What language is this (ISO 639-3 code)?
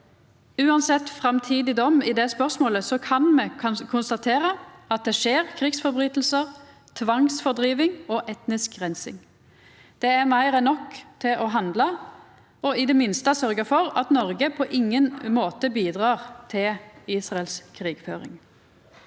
nor